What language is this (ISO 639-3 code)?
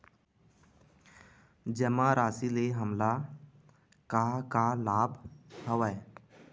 hne